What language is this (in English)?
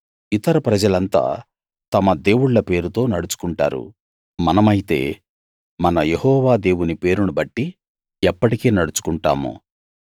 Telugu